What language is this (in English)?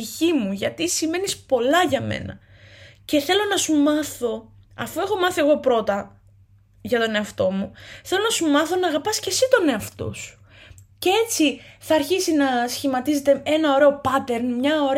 Greek